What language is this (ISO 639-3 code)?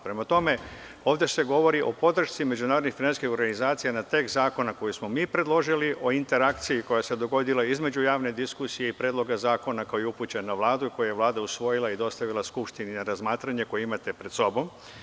srp